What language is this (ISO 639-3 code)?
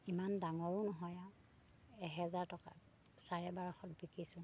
asm